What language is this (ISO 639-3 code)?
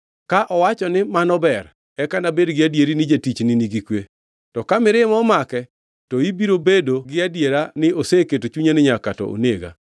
luo